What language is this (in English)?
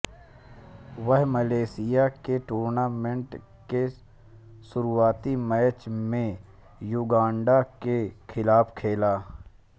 Hindi